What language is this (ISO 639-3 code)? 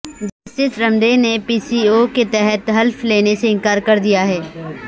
urd